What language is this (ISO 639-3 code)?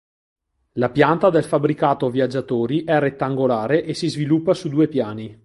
ita